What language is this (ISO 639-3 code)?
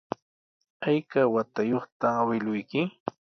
qws